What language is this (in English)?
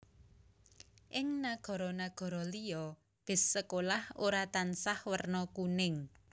Javanese